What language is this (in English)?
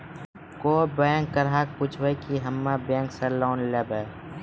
Maithili